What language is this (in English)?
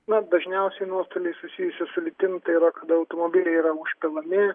Lithuanian